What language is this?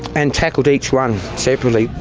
English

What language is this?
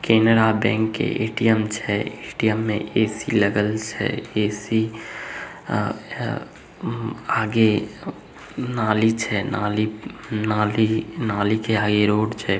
Magahi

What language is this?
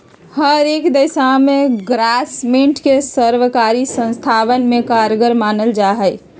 Magahi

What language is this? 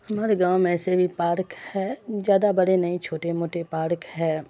Urdu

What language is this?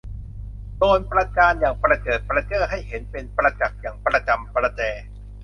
Thai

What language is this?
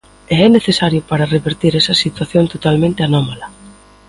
Galician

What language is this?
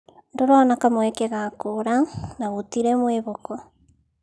Kikuyu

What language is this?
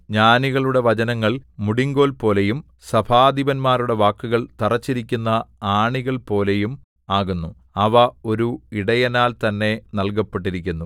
Malayalam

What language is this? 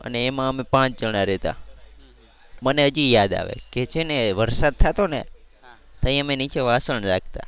Gujarati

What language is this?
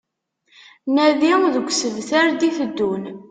Kabyle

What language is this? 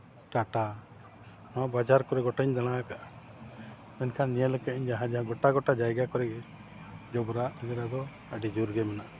Santali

